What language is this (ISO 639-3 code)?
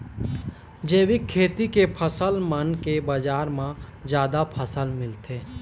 hne